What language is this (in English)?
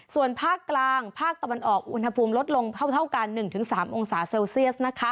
Thai